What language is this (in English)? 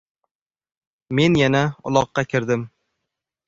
Uzbek